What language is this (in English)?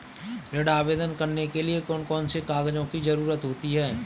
Hindi